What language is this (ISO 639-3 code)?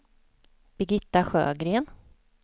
swe